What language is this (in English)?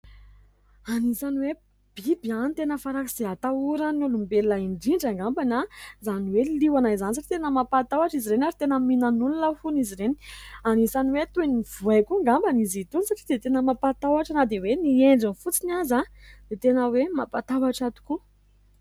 Malagasy